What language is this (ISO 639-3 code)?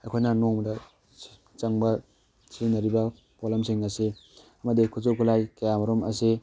mni